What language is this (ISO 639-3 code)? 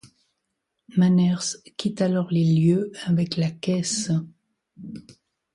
fra